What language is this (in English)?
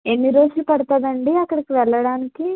Telugu